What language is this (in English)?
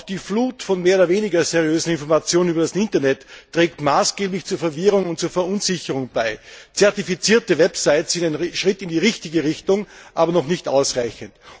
German